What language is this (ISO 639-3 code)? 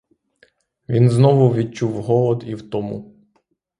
ukr